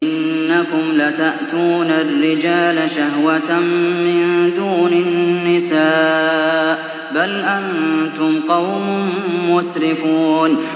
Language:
Arabic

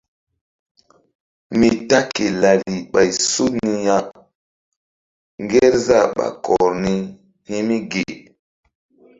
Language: Mbum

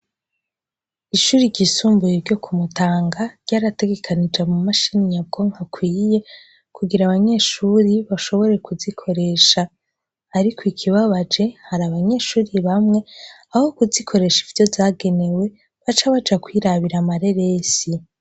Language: Rundi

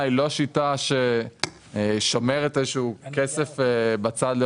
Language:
Hebrew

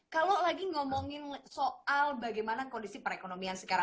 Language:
Indonesian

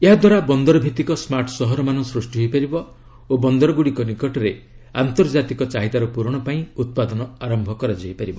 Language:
Odia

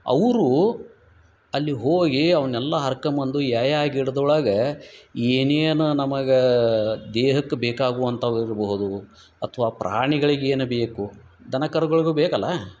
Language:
Kannada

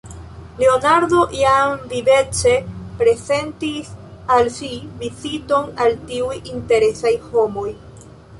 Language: Esperanto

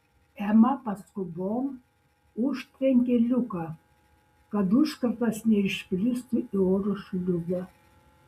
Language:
Lithuanian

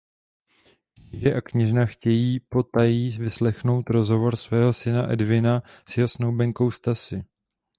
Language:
Czech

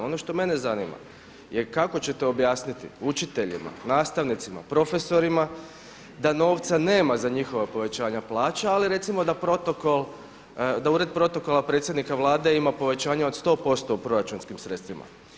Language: Croatian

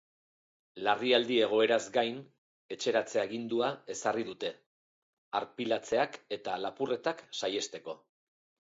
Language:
Basque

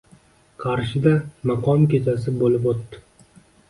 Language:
Uzbek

